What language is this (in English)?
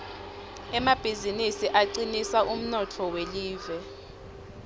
Swati